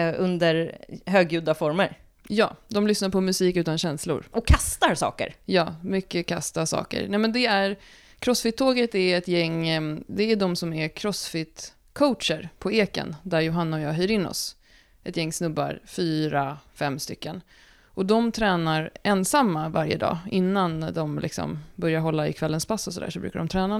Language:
Swedish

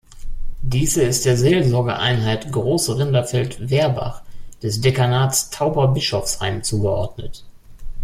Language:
German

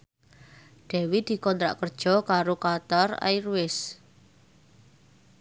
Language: Javanese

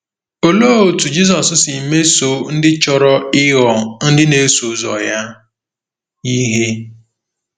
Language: Igbo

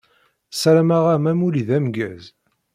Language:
Kabyle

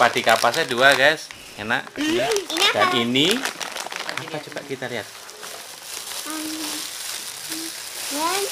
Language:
Indonesian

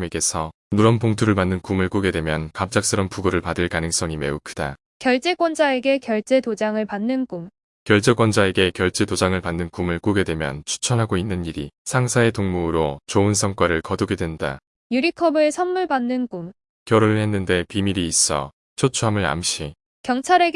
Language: Korean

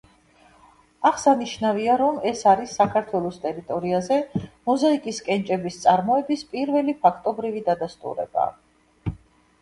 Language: Georgian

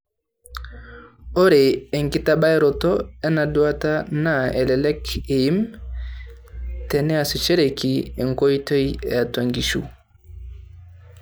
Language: Masai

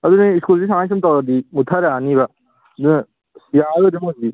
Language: Manipuri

